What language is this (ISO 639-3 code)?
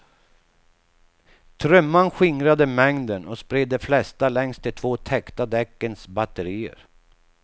swe